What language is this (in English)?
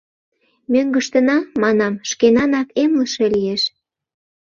Mari